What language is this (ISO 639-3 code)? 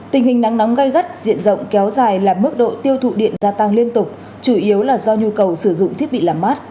vie